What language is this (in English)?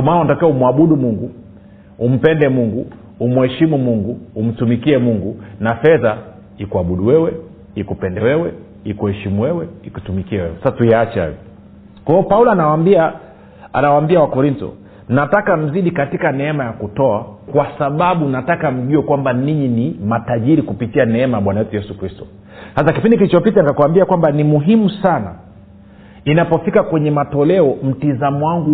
Swahili